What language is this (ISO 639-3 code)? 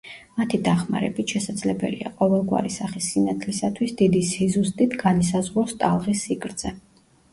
kat